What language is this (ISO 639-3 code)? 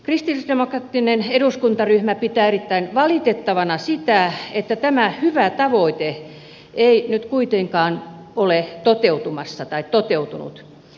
fin